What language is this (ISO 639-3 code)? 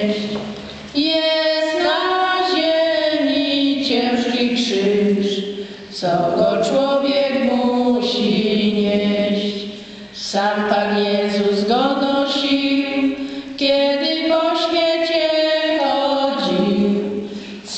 pol